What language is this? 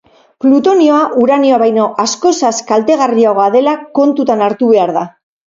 Basque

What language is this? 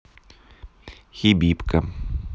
Russian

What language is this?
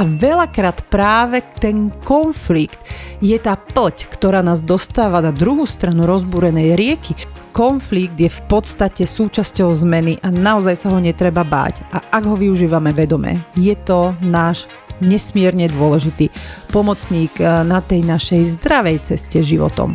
Slovak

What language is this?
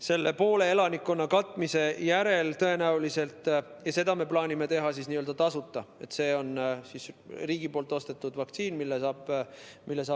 Estonian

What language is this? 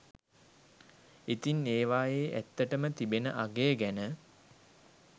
Sinhala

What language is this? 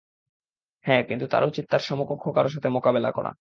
Bangla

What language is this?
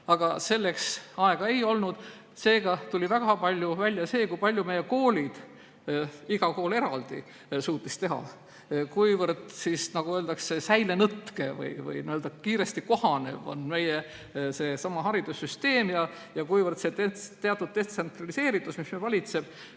Estonian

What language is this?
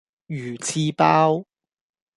Cantonese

